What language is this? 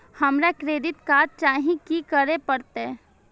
Maithili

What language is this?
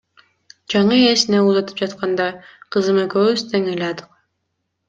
Kyrgyz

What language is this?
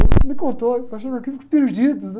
Portuguese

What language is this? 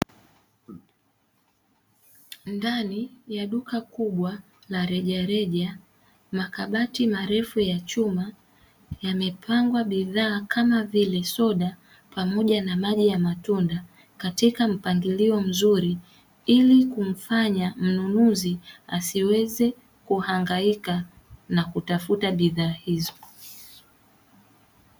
Swahili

